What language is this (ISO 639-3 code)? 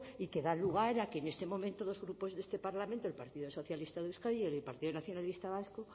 spa